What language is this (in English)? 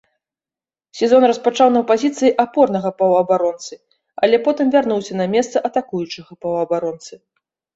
Belarusian